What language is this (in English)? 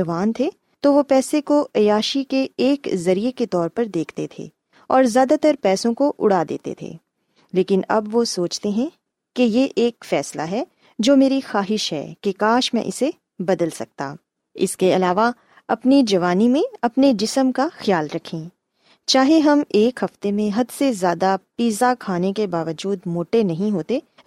Urdu